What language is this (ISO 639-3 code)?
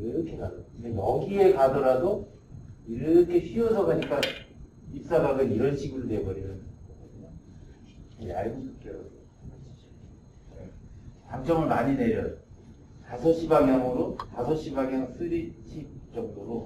kor